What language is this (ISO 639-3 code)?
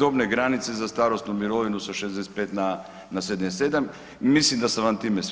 hrv